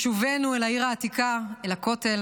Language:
Hebrew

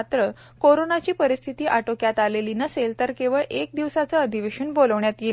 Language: Marathi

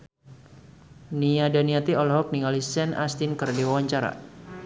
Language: Sundanese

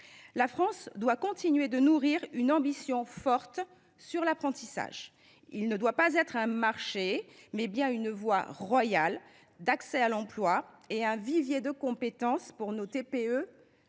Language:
French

